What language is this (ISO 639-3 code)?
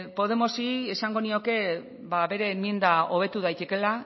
eus